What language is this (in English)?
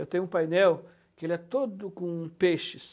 Portuguese